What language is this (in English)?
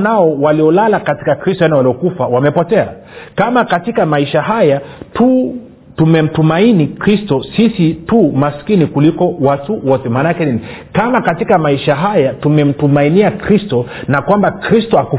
Swahili